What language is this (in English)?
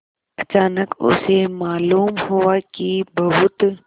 Hindi